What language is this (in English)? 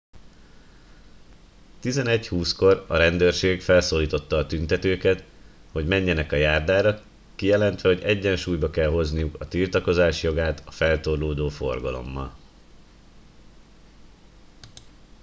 Hungarian